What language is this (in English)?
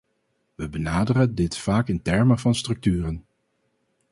Dutch